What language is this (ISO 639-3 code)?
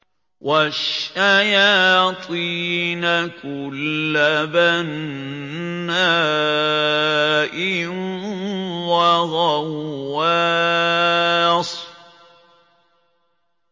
ara